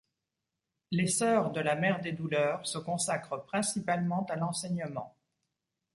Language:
French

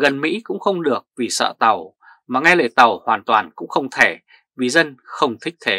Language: Vietnamese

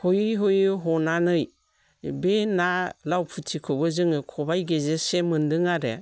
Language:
Bodo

